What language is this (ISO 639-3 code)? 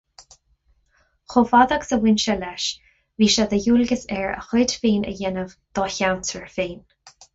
gle